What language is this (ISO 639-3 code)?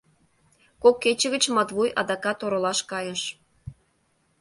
chm